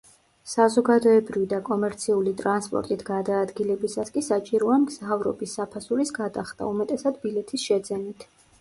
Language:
Georgian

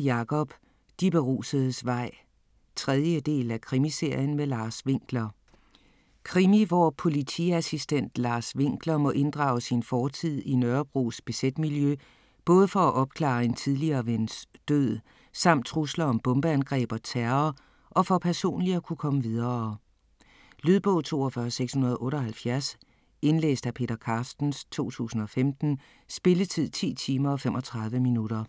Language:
Danish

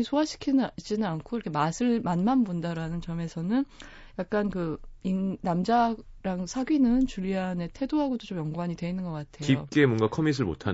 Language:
Korean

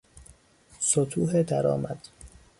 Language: Persian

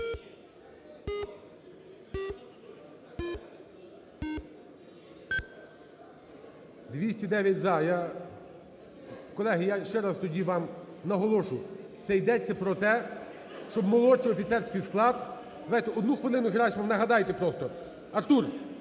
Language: Ukrainian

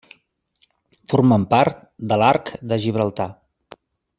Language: Catalan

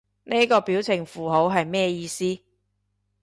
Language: Cantonese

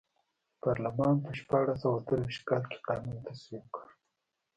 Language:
Pashto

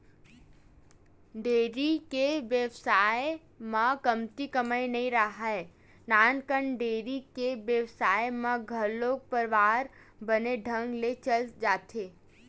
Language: Chhattisgarhi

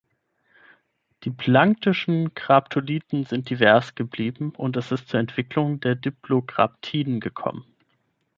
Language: German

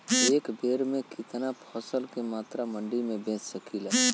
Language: Bhojpuri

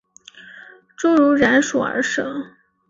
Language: Chinese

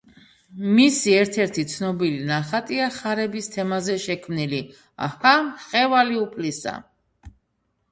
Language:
Georgian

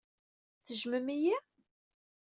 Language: Kabyle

